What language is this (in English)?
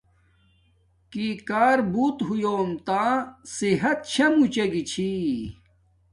Domaaki